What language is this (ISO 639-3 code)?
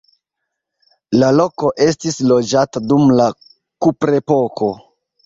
epo